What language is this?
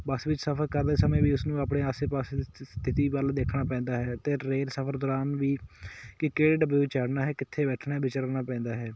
Punjabi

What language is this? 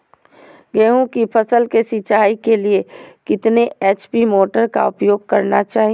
Magahi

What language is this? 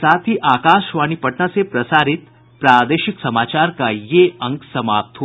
Hindi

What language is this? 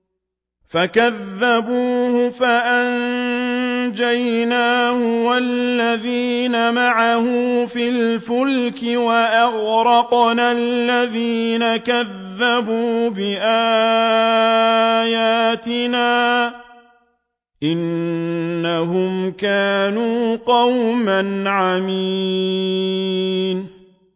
Arabic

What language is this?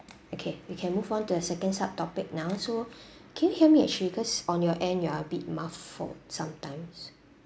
English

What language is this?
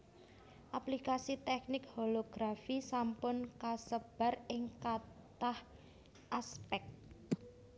Javanese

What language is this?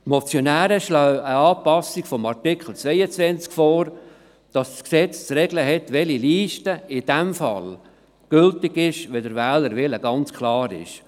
Swiss German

